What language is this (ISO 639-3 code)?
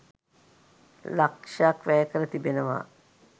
sin